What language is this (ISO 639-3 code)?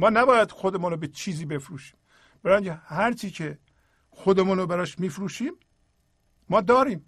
fas